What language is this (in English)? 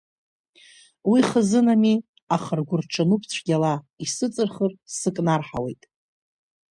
Abkhazian